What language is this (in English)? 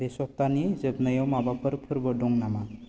Bodo